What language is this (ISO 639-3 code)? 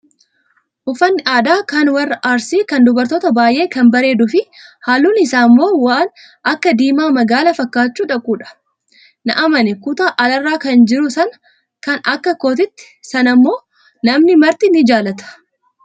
orm